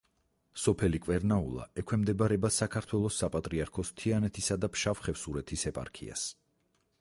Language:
Georgian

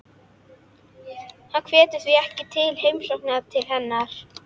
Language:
Icelandic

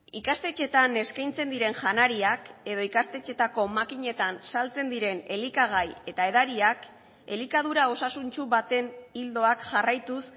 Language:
Basque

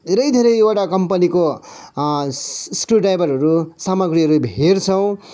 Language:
Nepali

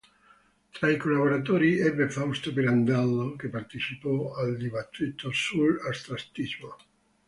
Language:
Italian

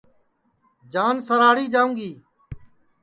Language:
Sansi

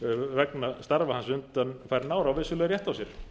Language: Icelandic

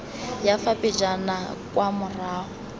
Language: Tswana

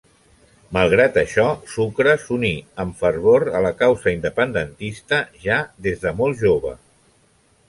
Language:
Catalan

